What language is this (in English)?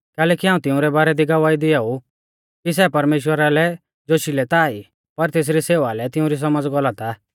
Mahasu Pahari